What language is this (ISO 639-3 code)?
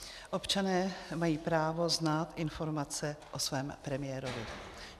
ces